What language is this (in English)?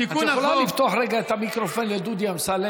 Hebrew